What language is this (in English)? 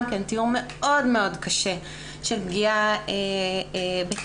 Hebrew